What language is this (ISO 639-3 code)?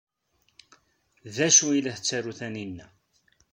kab